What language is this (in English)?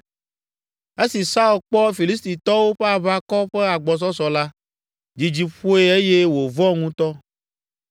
Ewe